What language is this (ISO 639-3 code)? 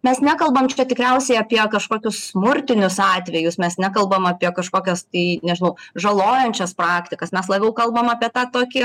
lit